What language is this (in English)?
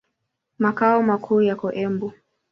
Swahili